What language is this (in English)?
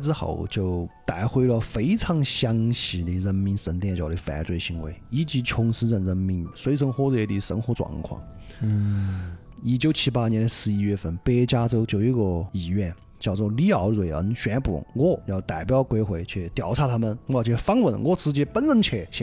Chinese